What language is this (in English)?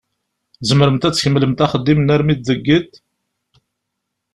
Kabyle